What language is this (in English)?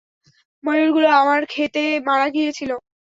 Bangla